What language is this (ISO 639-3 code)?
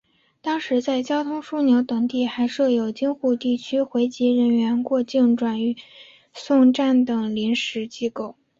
zho